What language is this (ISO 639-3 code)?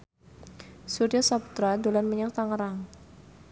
jav